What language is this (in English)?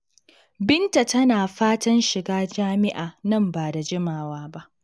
Hausa